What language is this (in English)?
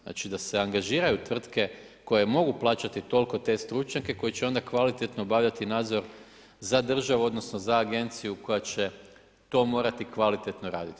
Croatian